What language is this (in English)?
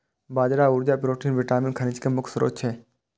Maithili